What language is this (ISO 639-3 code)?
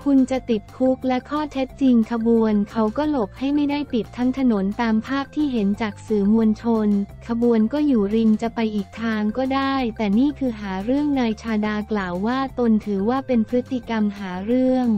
tha